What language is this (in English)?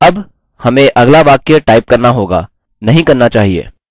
Hindi